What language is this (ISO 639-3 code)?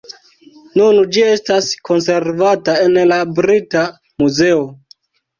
epo